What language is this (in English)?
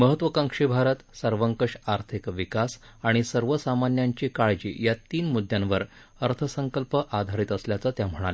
Marathi